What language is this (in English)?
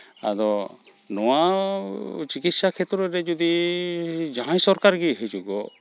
Santali